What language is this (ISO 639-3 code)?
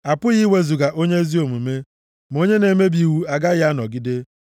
ibo